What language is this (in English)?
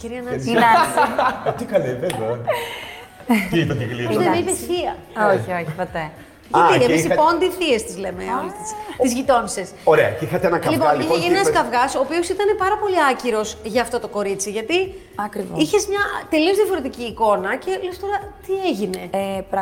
Greek